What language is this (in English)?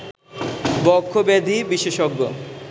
Bangla